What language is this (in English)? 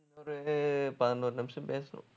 Tamil